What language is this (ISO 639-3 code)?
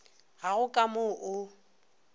nso